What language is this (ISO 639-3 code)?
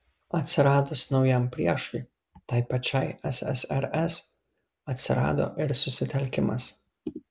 lit